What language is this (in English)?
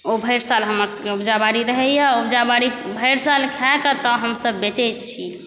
Maithili